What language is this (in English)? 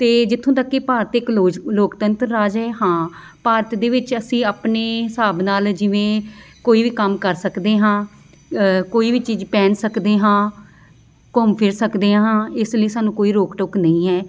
Punjabi